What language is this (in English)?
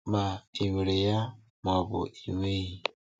Igbo